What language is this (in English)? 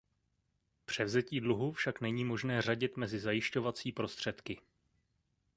Czech